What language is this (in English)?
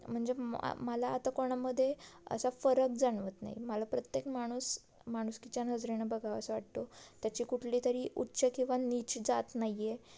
Marathi